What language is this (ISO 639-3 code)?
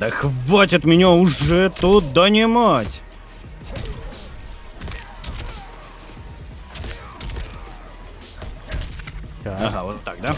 rus